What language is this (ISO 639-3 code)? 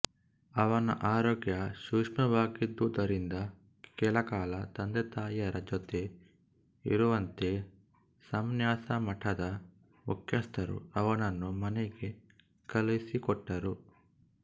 kan